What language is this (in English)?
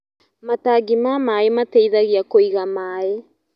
Kikuyu